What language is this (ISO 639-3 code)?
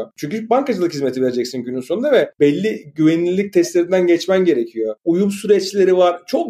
tur